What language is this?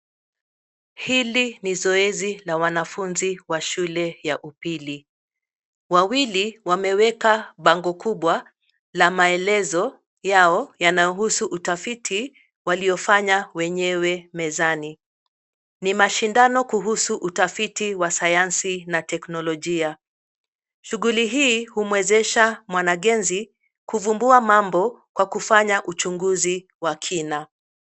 Swahili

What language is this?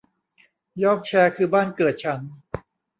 Thai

